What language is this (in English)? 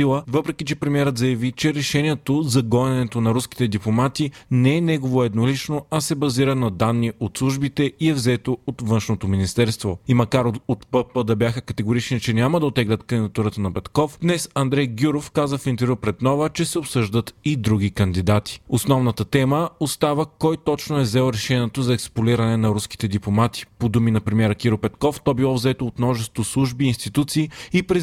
Bulgarian